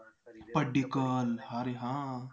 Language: Marathi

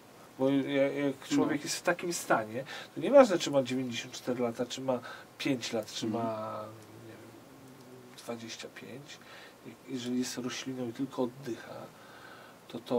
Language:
Polish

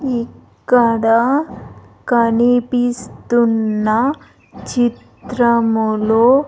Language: Telugu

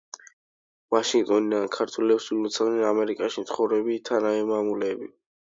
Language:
Georgian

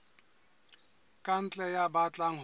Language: Southern Sotho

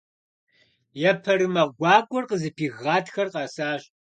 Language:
Kabardian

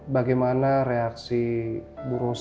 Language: Indonesian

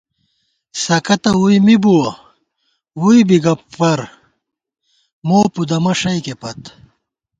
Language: Gawar-Bati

